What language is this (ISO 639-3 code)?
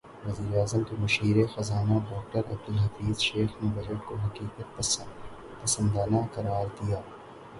urd